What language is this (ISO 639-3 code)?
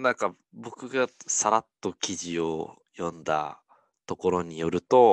jpn